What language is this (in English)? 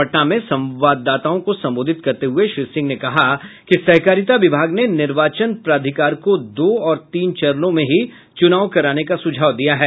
Hindi